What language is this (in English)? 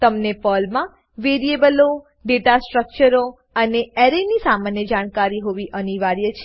Gujarati